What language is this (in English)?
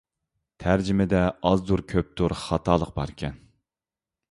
Uyghur